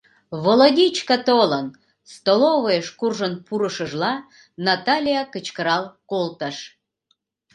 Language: Mari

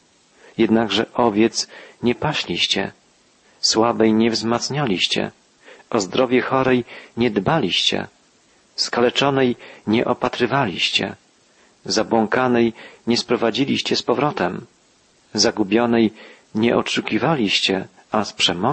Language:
Polish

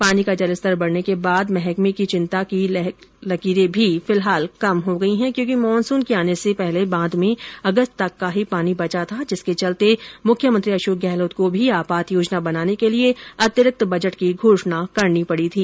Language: Hindi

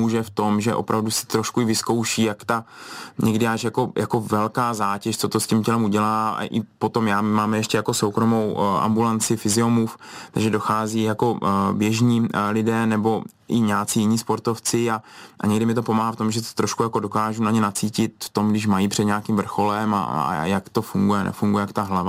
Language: Czech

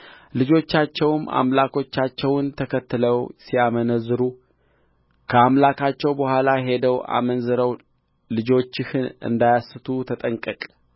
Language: Amharic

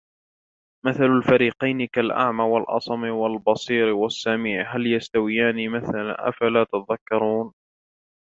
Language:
Arabic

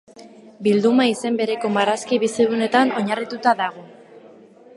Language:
Basque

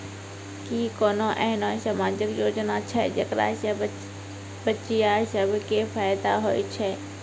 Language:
Maithili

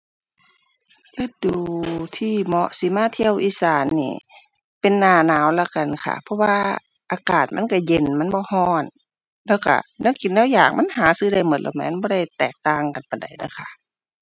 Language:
Thai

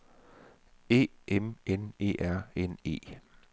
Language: Danish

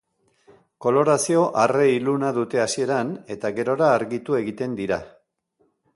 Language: Basque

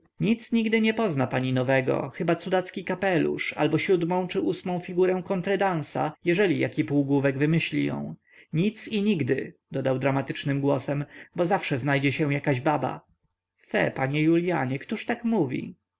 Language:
Polish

